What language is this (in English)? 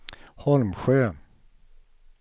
Swedish